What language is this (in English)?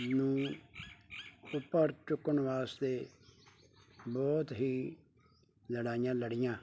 Punjabi